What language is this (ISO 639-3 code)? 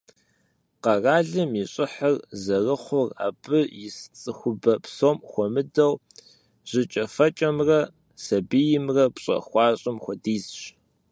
kbd